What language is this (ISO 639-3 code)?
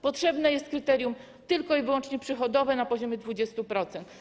pol